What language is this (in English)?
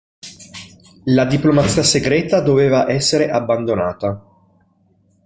Italian